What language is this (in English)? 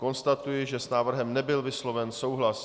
Czech